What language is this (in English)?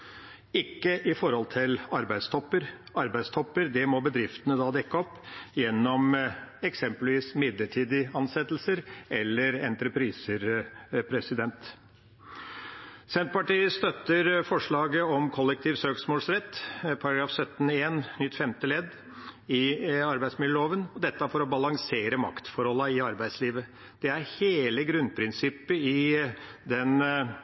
Norwegian Bokmål